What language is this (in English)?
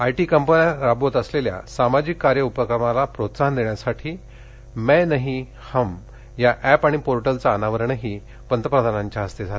Marathi